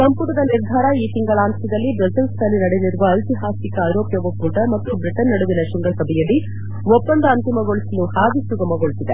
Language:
Kannada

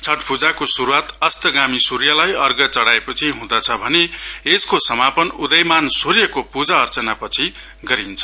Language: Nepali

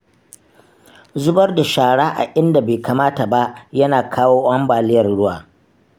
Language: Hausa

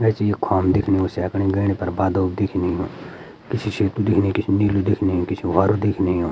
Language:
Garhwali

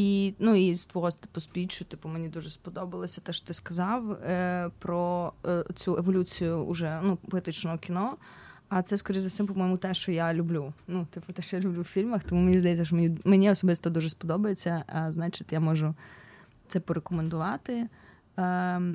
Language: Ukrainian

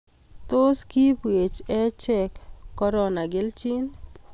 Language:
Kalenjin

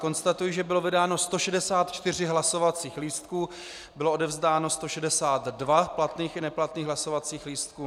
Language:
Czech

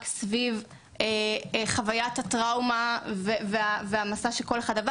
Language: Hebrew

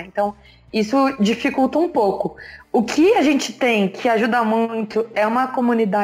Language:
Portuguese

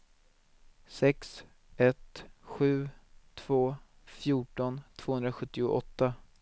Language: Swedish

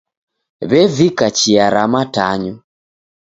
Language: Taita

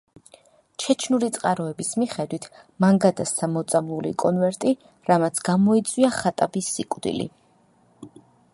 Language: Georgian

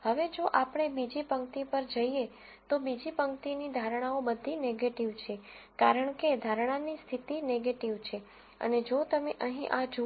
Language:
Gujarati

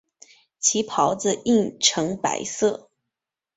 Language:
Chinese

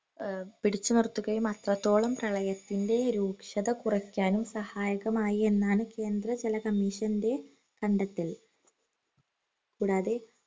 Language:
Malayalam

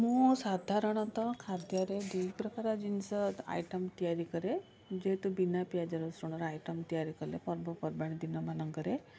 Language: Odia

